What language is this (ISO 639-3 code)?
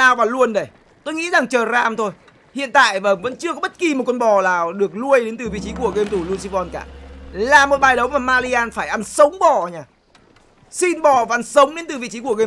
vie